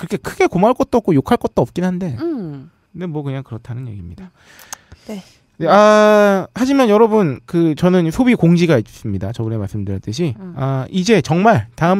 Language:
Korean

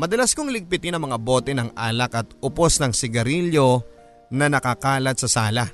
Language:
Filipino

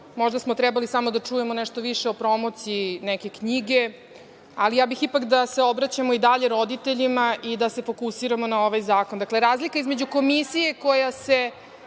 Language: Serbian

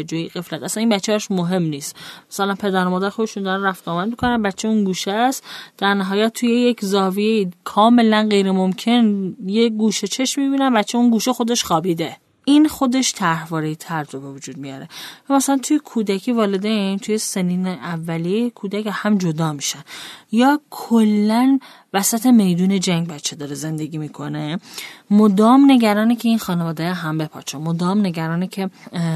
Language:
Persian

